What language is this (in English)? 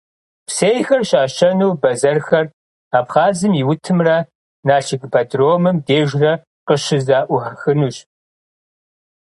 Kabardian